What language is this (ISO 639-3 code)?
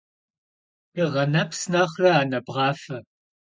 kbd